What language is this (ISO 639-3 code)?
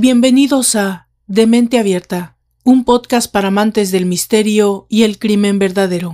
spa